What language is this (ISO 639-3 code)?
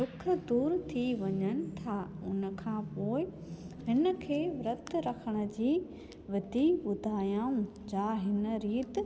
snd